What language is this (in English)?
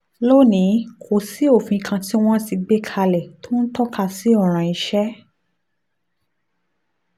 Yoruba